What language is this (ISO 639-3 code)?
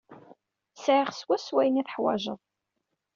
kab